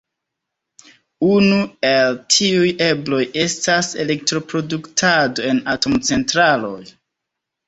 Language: Esperanto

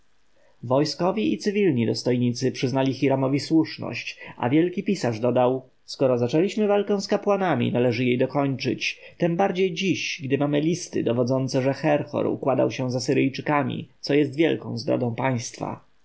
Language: Polish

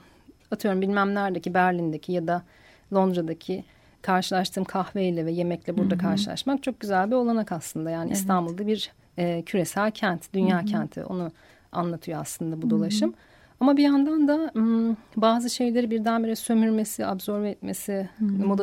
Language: Turkish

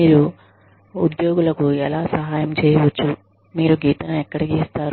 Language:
Telugu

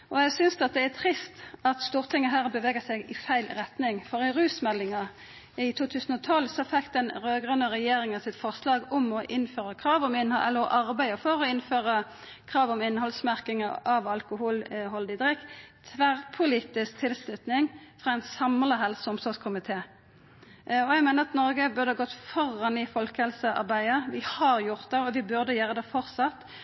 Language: Norwegian Nynorsk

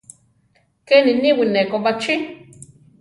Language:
Central Tarahumara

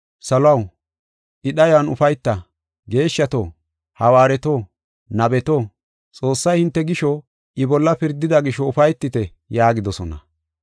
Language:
Gofa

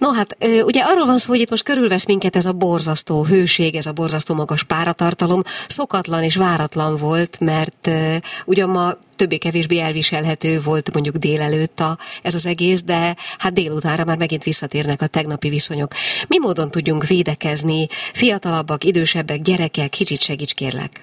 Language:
Hungarian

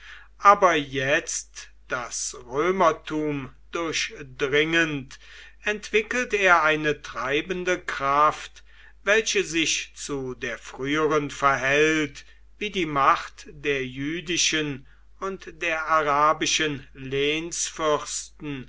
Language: German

